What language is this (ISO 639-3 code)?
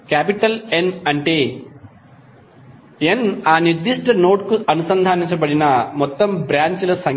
tel